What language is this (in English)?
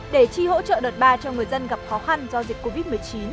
Vietnamese